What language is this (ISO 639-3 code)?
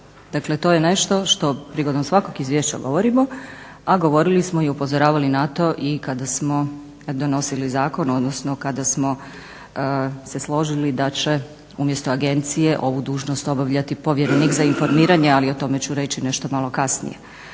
hrv